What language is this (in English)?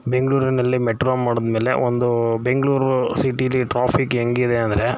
Kannada